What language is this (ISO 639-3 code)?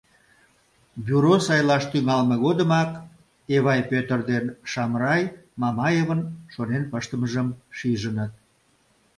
chm